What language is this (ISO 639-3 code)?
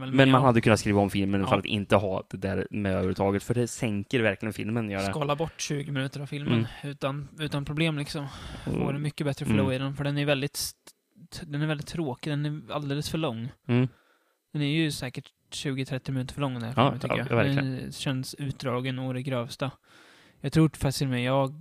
swe